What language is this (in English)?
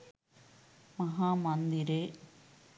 Sinhala